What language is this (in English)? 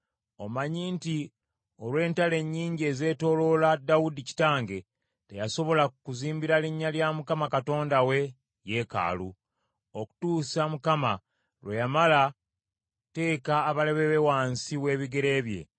Ganda